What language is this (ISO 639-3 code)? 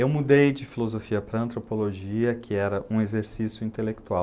por